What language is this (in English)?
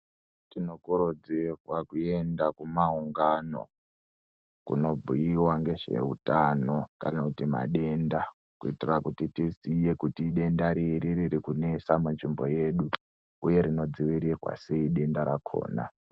Ndau